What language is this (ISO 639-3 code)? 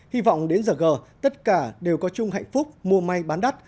vie